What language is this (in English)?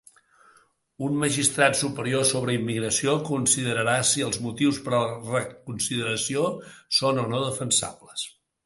Catalan